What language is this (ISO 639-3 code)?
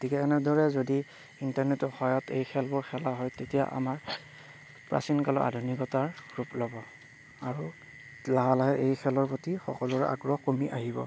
asm